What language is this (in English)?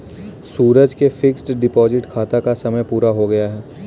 Hindi